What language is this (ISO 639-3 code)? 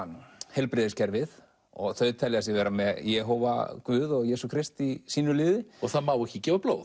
isl